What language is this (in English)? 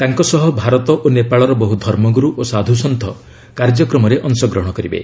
Odia